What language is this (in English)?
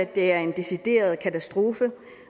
Danish